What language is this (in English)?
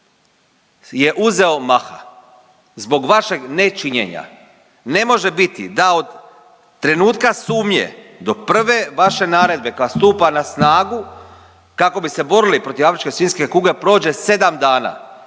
Croatian